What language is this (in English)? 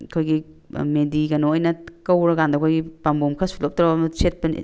Manipuri